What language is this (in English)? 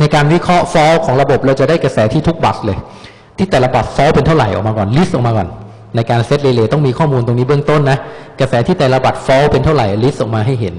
Thai